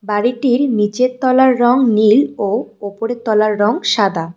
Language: Bangla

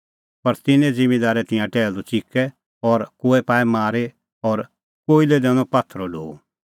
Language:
Kullu Pahari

